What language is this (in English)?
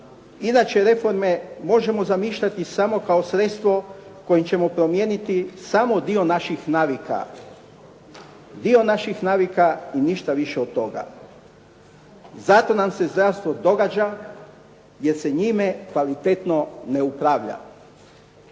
Croatian